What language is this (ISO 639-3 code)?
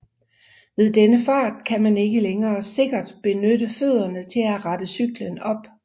dan